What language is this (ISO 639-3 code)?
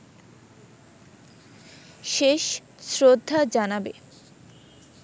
ben